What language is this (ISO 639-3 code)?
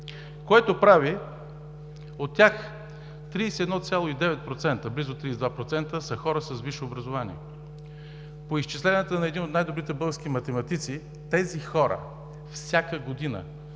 bul